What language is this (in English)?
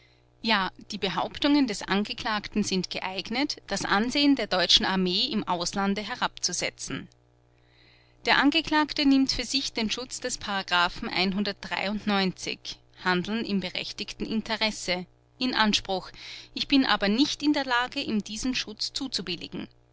German